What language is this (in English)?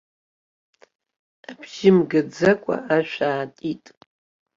Abkhazian